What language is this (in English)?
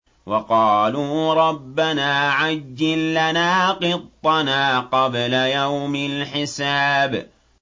Arabic